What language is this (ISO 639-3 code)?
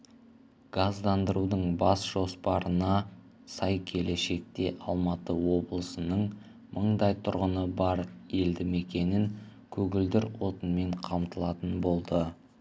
kaz